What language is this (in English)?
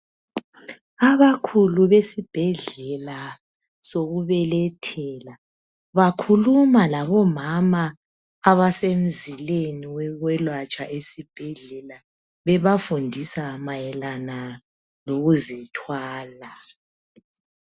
North Ndebele